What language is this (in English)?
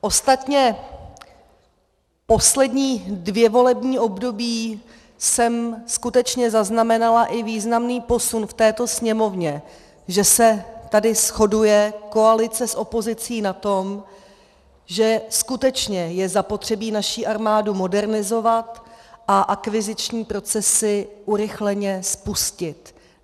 Czech